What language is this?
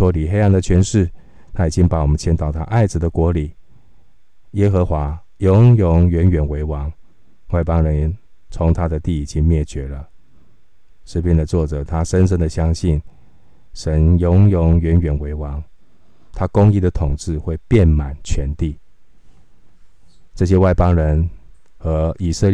Chinese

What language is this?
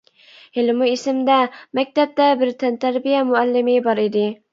Uyghur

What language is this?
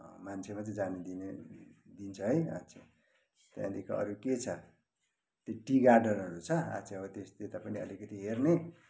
Nepali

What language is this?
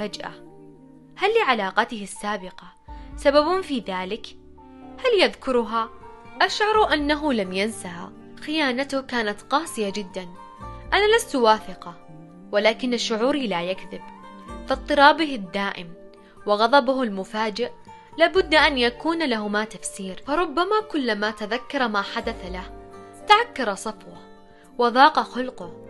Arabic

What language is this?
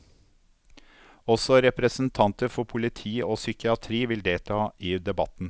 Norwegian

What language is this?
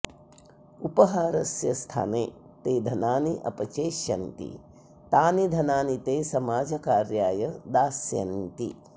Sanskrit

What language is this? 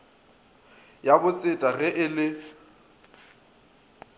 Northern Sotho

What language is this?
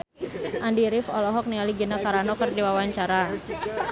Sundanese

